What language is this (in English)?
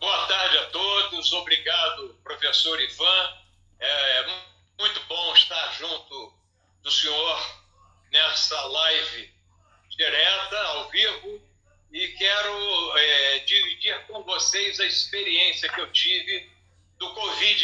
Portuguese